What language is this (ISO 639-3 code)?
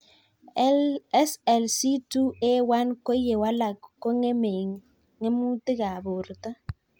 kln